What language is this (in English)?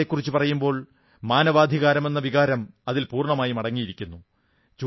Malayalam